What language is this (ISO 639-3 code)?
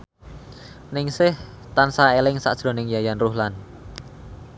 jav